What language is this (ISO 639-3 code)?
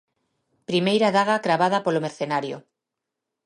glg